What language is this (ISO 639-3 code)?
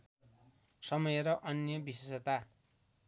nep